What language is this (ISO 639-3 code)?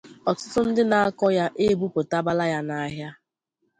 ibo